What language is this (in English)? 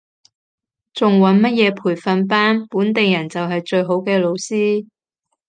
Cantonese